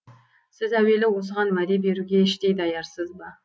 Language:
Kazakh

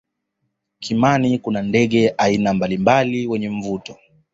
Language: Swahili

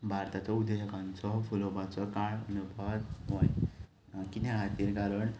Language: Konkani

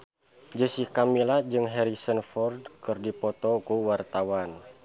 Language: Sundanese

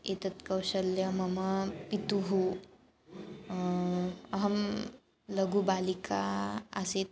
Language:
Sanskrit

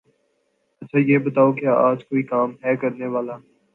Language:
Urdu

